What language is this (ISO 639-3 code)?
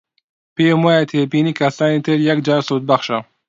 ckb